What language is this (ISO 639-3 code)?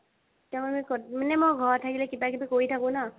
asm